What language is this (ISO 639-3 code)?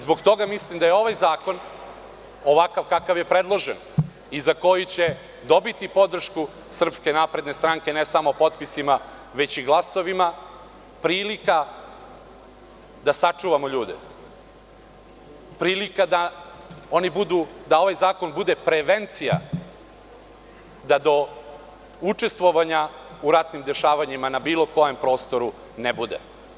srp